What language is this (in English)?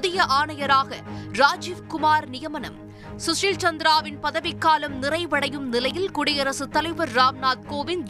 Tamil